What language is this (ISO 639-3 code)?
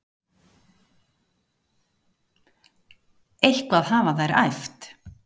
isl